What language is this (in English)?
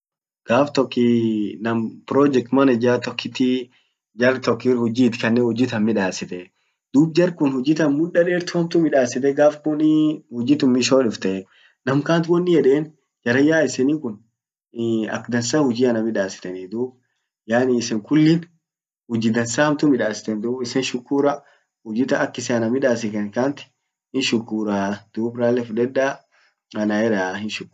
Orma